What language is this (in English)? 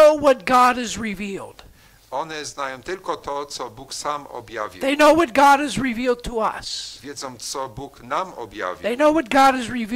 Polish